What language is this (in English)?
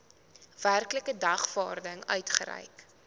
Afrikaans